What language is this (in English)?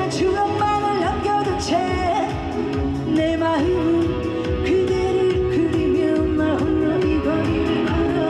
Korean